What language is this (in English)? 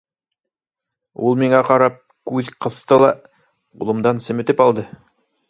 Bashkir